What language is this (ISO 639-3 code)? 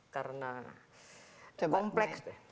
ind